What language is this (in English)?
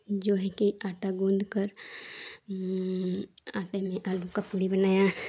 Hindi